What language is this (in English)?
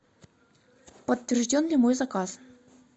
Russian